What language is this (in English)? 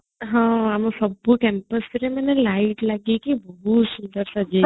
Odia